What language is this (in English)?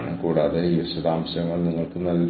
Malayalam